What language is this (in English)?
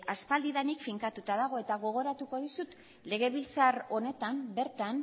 Basque